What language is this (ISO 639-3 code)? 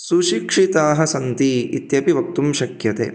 san